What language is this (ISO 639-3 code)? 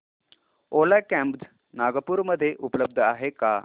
mar